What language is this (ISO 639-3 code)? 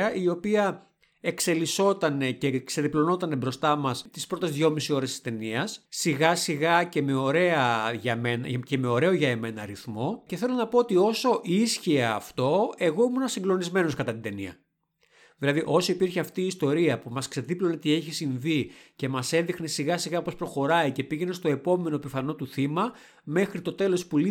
ell